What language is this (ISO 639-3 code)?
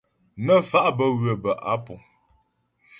bbj